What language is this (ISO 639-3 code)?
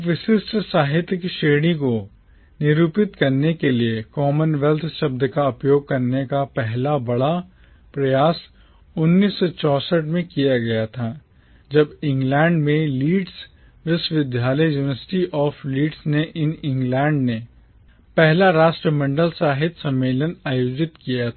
hin